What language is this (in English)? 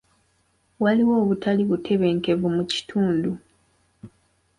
Ganda